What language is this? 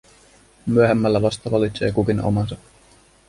Finnish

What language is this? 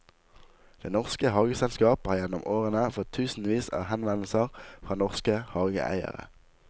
Norwegian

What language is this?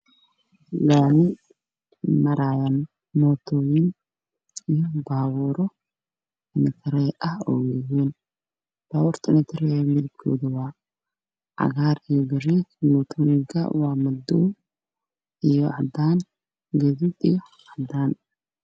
Somali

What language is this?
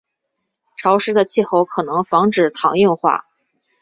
Chinese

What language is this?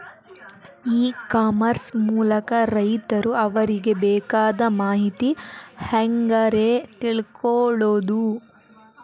Kannada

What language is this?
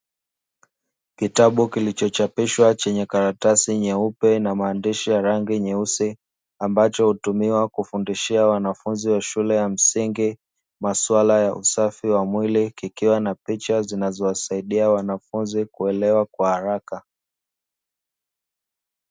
Swahili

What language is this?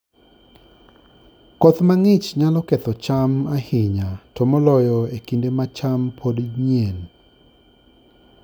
Luo (Kenya and Tanzania)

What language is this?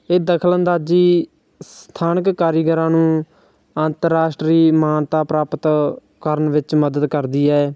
Punjabi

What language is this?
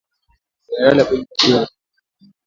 Swahili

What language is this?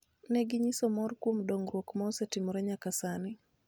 Luo (Kenya and Tanzania)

